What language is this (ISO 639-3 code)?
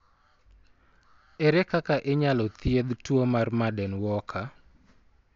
luo